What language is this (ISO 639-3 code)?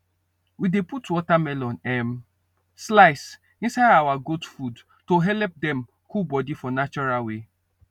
pcm